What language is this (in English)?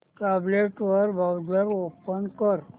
Marathi